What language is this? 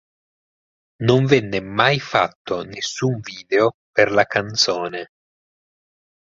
Italian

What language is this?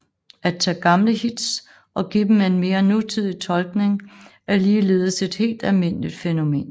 Danish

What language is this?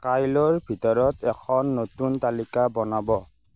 Assamese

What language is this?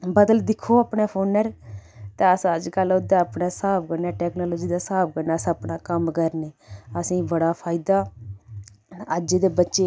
Dogri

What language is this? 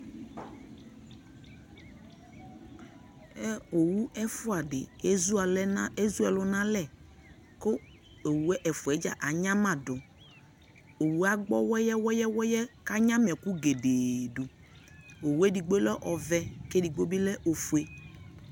Ikposo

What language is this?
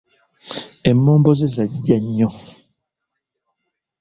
Ganda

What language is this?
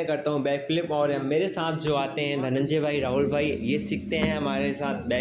Hindi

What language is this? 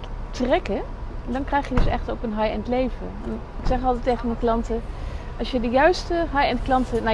Dutch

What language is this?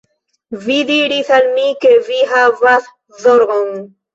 Esperanto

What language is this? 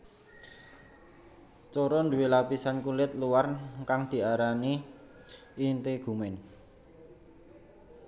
Javanese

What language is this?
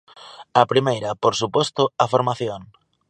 Galician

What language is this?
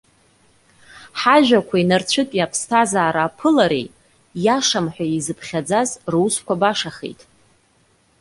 Abkhazian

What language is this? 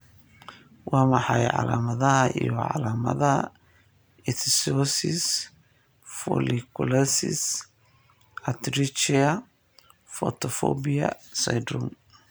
Somali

